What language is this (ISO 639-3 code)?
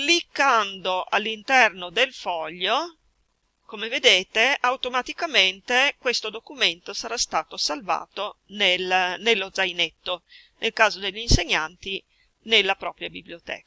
ita